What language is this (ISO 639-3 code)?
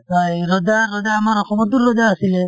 asm